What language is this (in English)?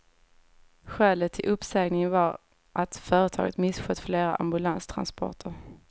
Swedish